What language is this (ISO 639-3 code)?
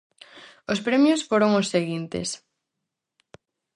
glg